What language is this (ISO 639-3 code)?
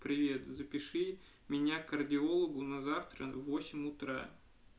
rus